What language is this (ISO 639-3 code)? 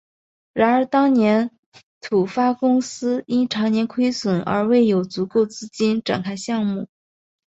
zho